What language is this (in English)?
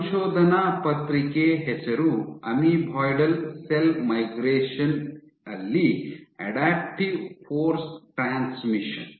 Kannada